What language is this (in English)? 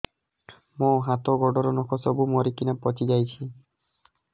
Odia